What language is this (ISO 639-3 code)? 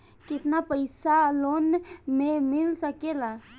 bho